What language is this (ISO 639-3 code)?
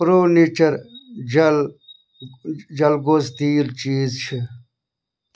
kas